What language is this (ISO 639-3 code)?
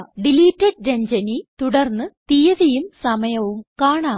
mal